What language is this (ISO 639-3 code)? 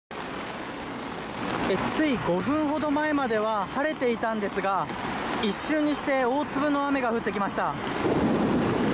jpn